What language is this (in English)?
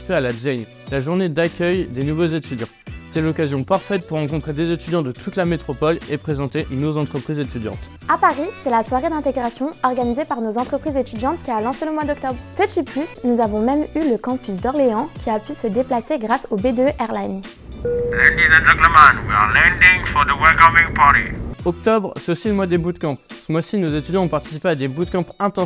French